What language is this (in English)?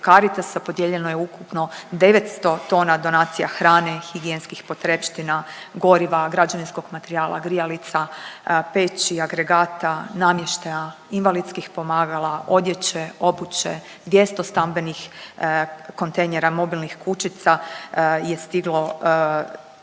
Croatian